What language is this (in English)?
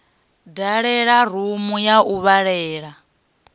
Venda